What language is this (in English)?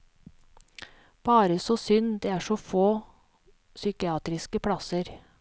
Norwegian